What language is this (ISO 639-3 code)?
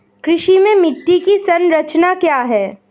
hin